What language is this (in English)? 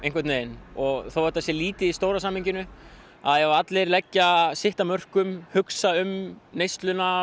Icelandic